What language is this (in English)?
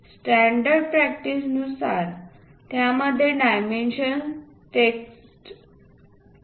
Marathi